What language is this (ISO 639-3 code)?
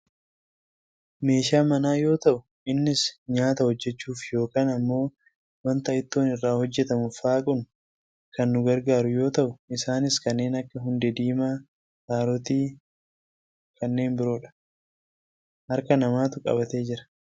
orm